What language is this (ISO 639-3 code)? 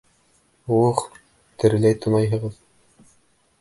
bak